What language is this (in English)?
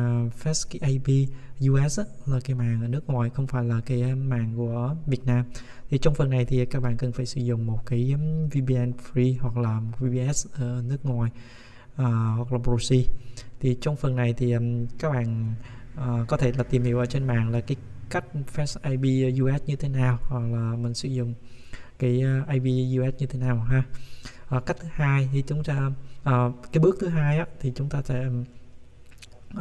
Vietnamese